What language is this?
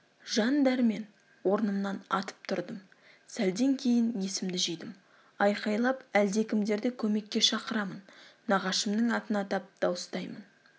Kazakh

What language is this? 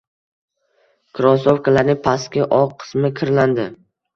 Uzbek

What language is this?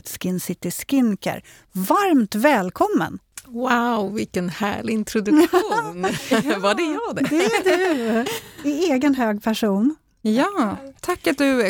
Swedish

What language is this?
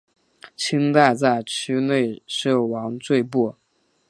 Chinese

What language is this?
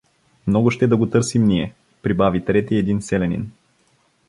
Bulgarian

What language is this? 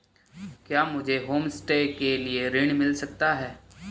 Hindi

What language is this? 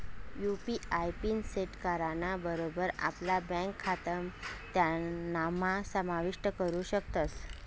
Marathi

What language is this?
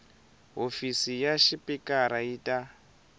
Tsonga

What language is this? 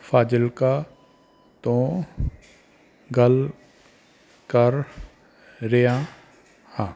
Punjabi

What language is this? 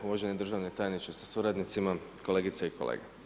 Croatian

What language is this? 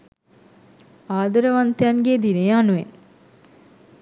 Sinhala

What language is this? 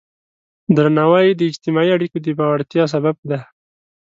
Pashto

